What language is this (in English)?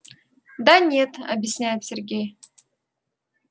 Russian